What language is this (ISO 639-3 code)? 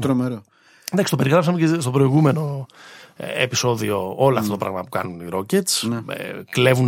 ell